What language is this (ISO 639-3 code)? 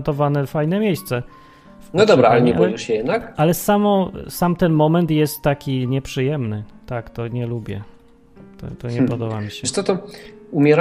pol